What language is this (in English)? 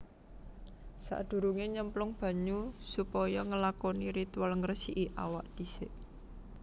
Javanese